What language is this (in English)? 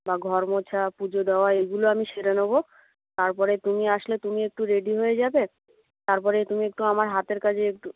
Bangla